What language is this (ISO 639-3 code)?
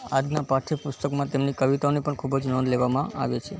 guj